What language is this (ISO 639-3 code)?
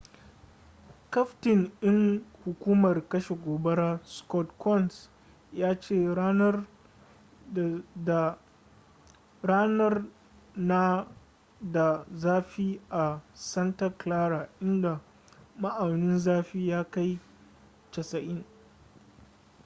hau